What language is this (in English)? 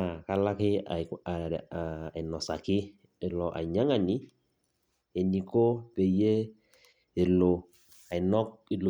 Masai